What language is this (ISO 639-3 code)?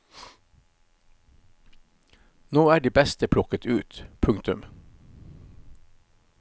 nor